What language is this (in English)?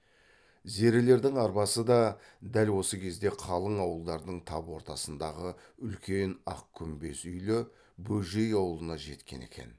Kazakh